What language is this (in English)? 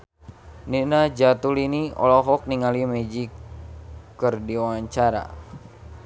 Sundanese